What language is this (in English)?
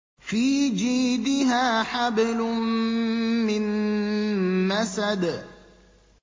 Arabic